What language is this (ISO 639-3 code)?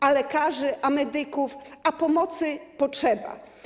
pol